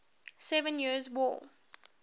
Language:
English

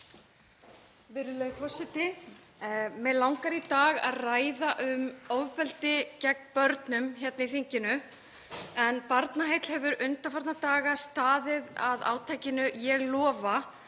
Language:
Icelandic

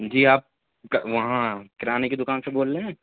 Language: Urdu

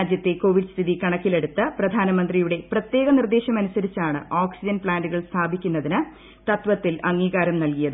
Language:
Malayalam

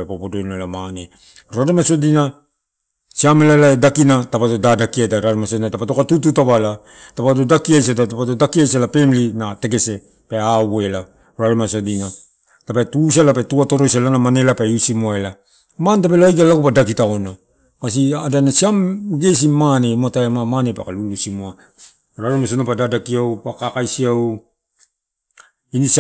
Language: Torau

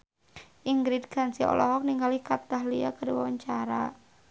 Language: Sundanese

